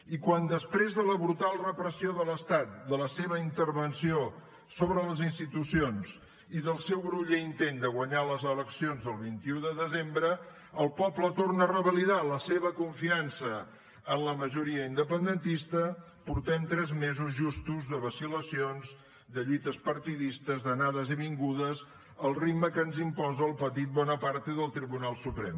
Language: Catalan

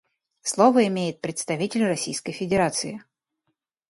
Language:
Russian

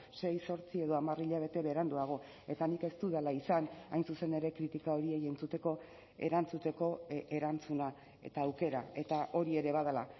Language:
Basque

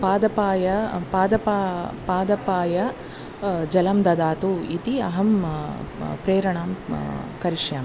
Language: Sanskrit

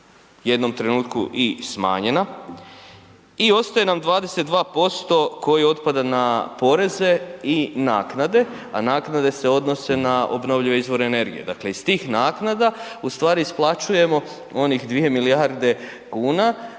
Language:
Croatian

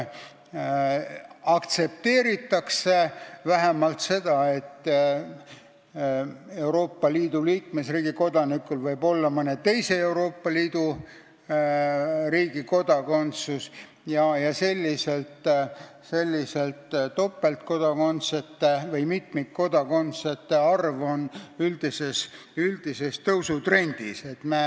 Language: Estonian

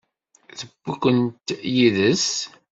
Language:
Kabyle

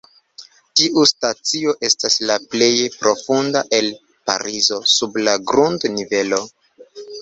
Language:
Esperanto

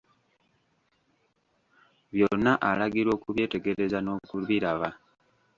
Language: Ganda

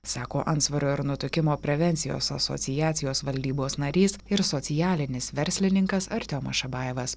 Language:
Lithuanian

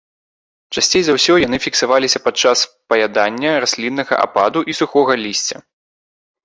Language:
Belarusian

